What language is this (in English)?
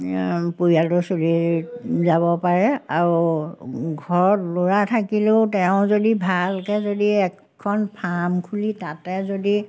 Assamese